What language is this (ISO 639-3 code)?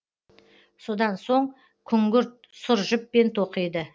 kaz